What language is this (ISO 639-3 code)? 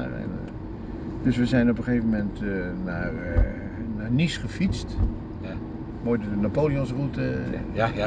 nld